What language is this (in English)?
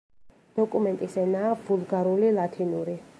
Georgian